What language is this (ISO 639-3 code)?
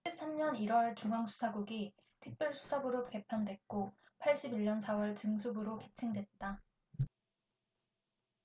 kor